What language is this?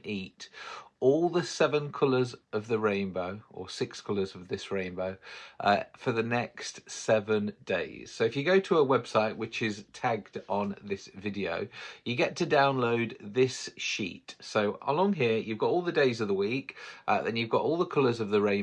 English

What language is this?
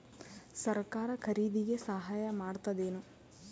Kannada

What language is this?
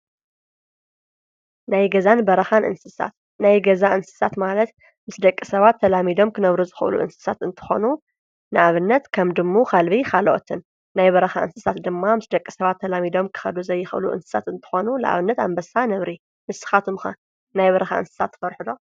Tigrinya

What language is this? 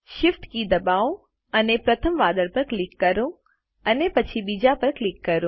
Gujarati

